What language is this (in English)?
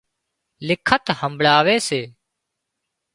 Wadiyara Koli